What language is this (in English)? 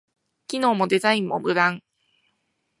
Japanese